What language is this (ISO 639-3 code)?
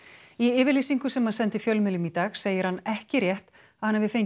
isl